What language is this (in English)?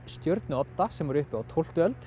Icelandic